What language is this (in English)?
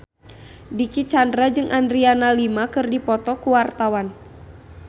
Sundanese